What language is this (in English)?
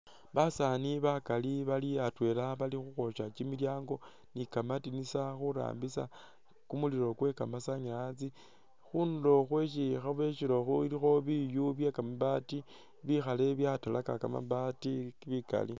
Masaaba